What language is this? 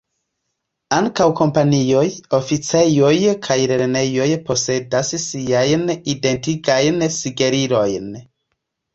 Esperanto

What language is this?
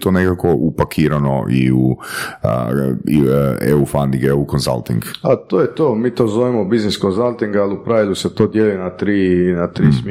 Croatian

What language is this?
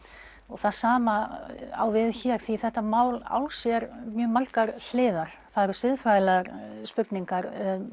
Icelandic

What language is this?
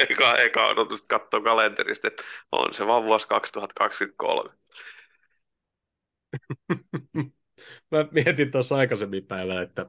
Finnish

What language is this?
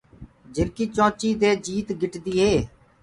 Gurgula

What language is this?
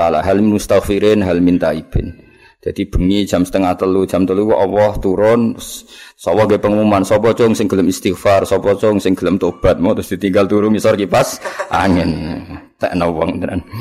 Malay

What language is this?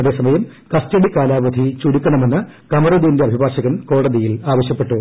Malayalam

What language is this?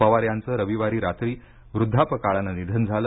Marathi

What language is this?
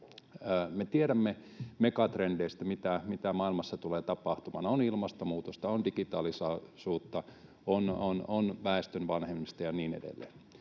Finnish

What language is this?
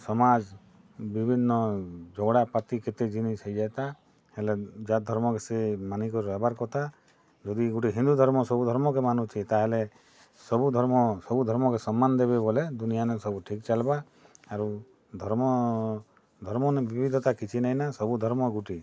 Odia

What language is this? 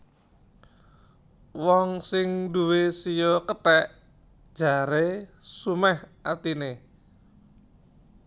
Javanese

